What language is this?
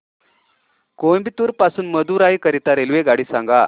Marathi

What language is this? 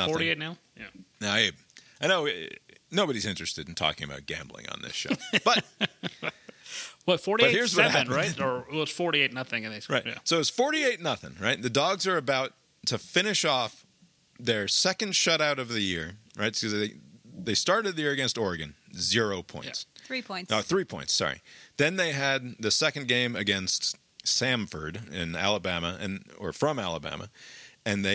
English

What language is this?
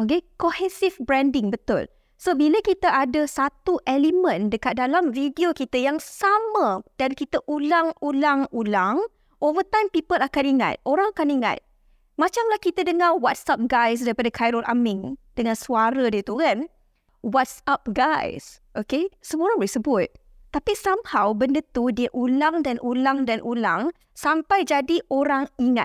Malay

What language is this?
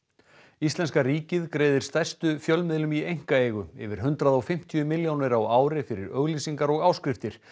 Icelandic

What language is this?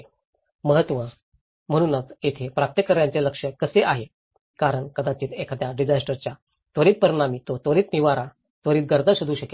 Marathi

